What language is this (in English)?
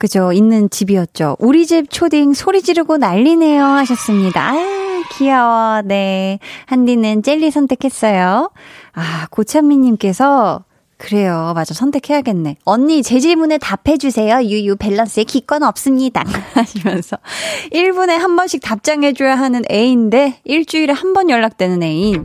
Korean